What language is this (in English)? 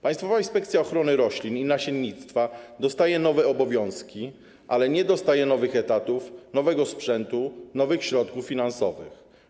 Polish